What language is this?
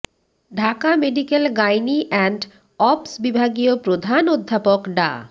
Bangla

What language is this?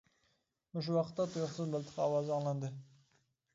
Uyghur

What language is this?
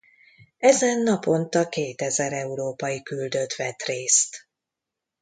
Hungarian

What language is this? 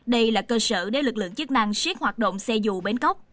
Vietnamese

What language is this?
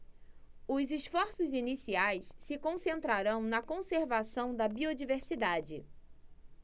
Portuguese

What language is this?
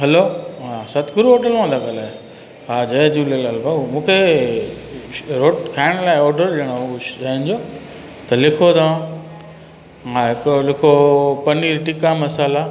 Sindhi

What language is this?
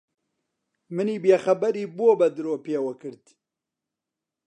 Central Kurdish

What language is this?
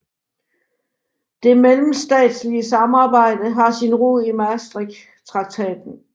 Danish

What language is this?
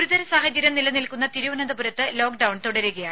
Malayalam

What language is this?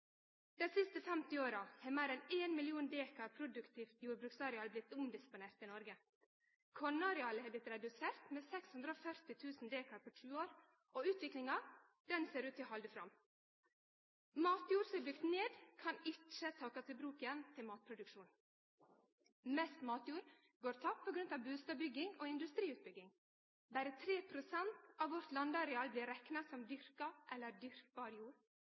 Norwegian Nynorsk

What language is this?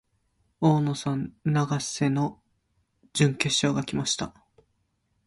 Japanese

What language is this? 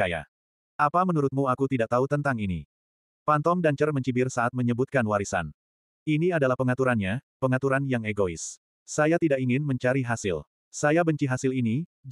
Indonesian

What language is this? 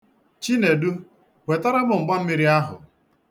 Igbo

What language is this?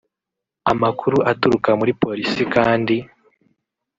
Kinyarwanda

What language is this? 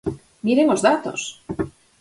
Galician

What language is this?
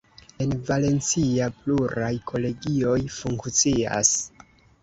Esperanto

